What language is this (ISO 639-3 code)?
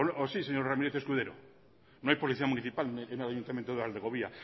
spa